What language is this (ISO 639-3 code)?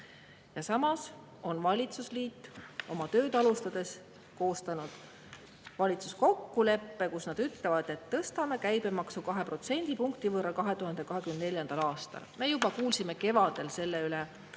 est